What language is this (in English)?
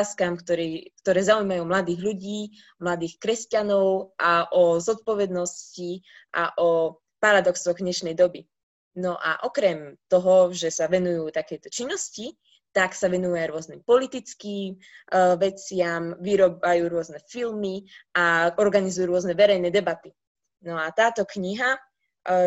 Slovak